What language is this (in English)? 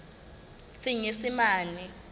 Southern Sotho